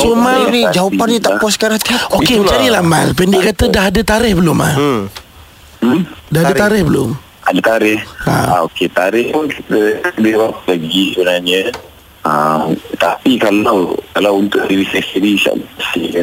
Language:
Malay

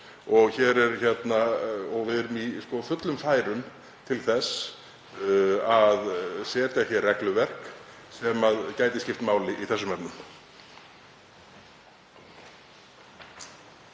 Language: Icelandic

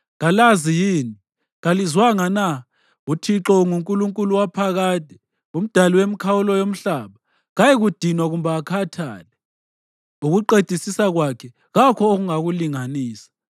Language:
North Ndebele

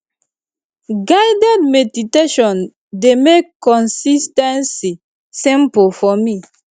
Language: Nigerian Pidgin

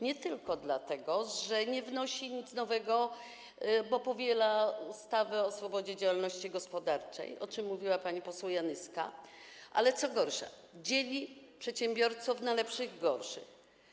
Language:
Polish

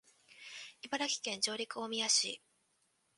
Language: Japanese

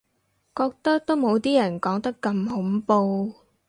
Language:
Cantonese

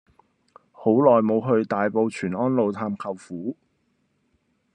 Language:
Cantonese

